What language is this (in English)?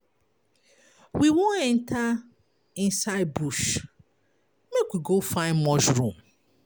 Nigerian Pidgin